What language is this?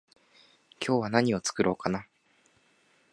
Japanese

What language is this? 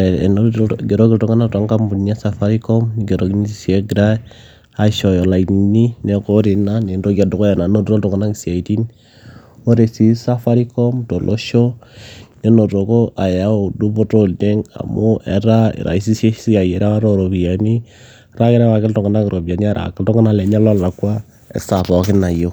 Masai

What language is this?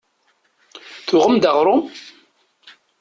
Kabyle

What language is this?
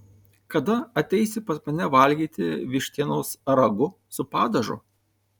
Lithuanian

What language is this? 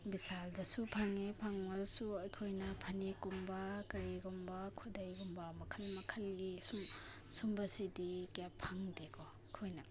Manipuri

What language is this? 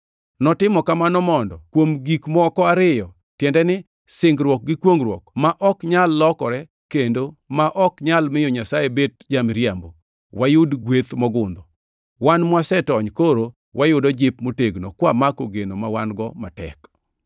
Luo (Kenya and Tanzania)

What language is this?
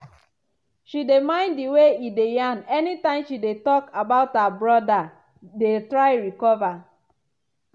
Nigerian Pidgin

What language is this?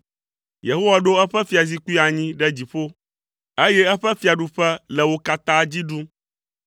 Ewe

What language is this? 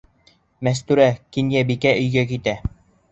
Bashkir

